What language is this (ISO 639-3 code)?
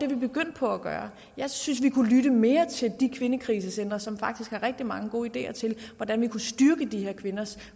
dan